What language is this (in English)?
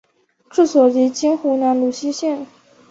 Chinese